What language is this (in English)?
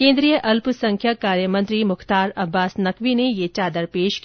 Hindi